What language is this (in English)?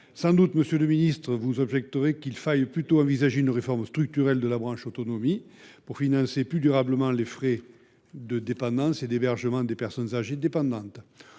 French